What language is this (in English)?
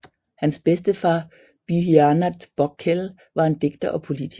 Danish